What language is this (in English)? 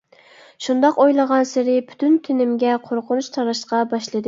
Uyghur